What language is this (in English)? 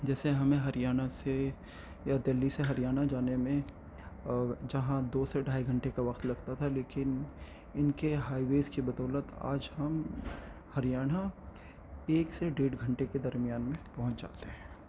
Urdu